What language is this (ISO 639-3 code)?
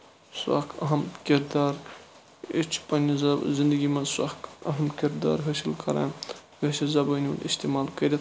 kas